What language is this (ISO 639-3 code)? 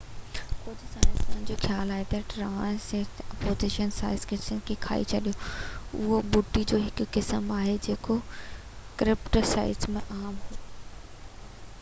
snd